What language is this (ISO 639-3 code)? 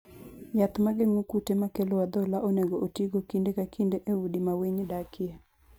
luo